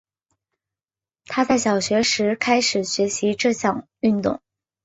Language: Chinese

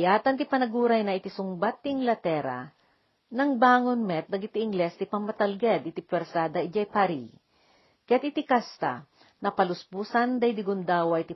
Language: Filipino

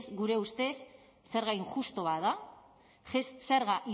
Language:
Basque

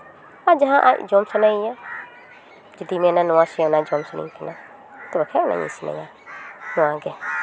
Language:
Santali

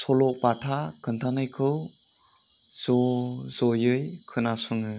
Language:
Bodo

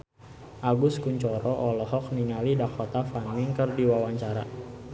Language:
Sundanese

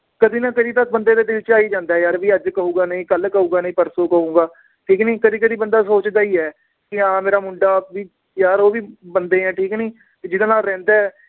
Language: Punjabi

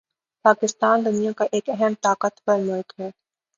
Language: Urdu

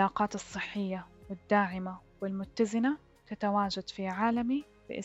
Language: Arabic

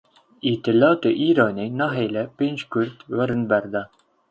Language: Kurdish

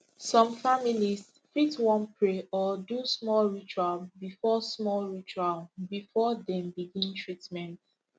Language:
Nigerian Pidgin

